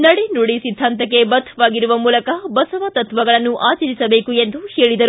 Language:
Kannada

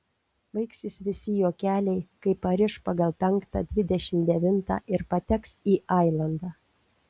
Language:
Lithuanian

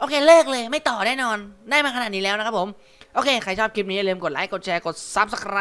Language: Thai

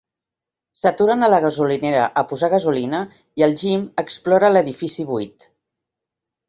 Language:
Catalan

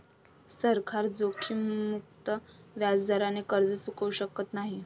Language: Marathi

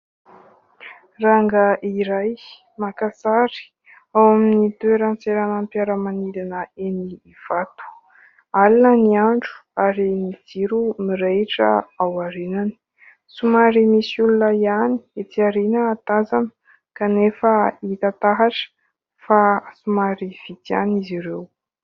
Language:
Malagasy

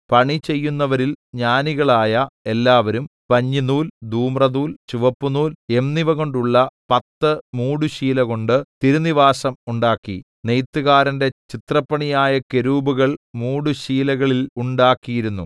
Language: Malayalam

